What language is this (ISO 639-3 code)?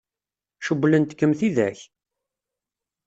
kab